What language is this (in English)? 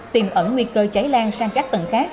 Vietnamese